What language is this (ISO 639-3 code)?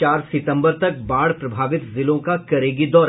hin